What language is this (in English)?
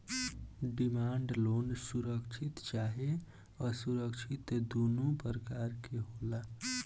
Bhojpuri